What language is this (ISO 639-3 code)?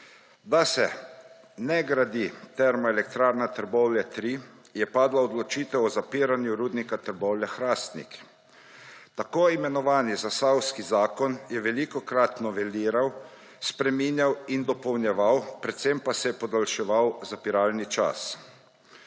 slv